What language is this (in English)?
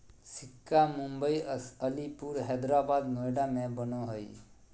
Magahi